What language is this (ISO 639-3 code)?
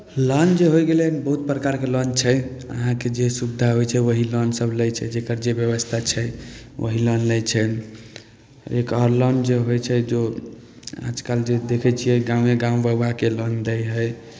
mai